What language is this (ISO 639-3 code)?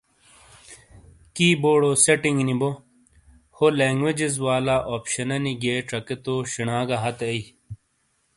scl